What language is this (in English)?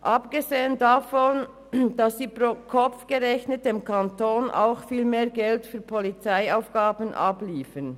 Swiss German